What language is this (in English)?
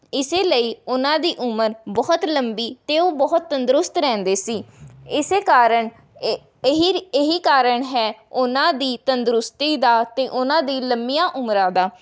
Punjabi